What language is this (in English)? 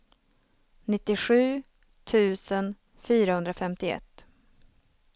Swedish